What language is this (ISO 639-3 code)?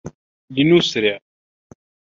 ara